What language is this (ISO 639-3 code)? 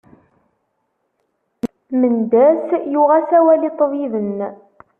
kab